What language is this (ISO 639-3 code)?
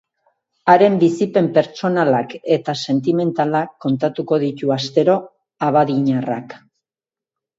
eus